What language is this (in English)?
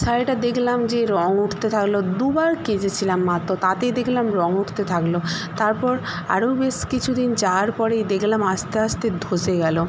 Bangla